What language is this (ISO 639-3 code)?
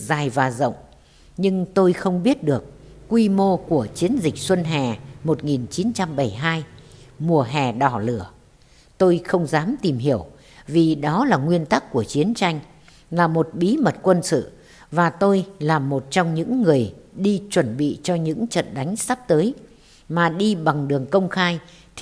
vie